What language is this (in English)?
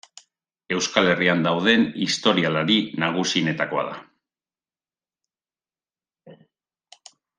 Basque